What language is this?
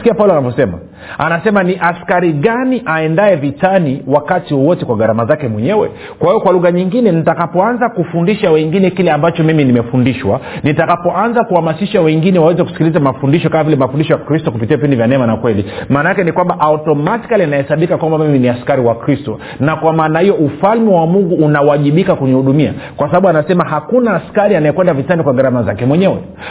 Swahili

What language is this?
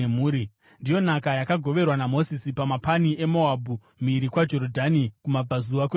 Shona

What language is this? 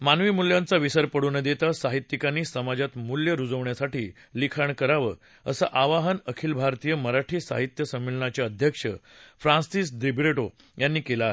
Marathi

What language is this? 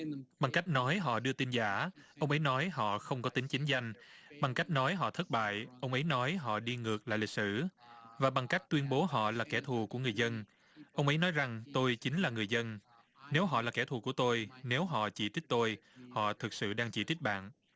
Vietnamese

